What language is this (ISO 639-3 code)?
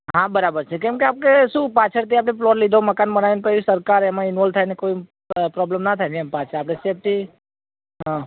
guj